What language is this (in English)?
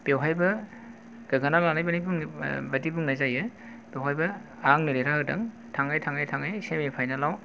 Bodo